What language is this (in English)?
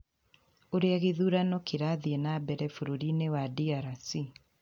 Kikuyu